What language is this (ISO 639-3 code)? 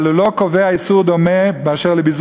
heb